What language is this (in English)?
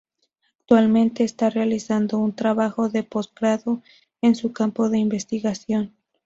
Spanish